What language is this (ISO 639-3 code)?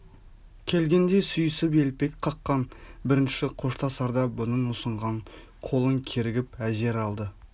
kaz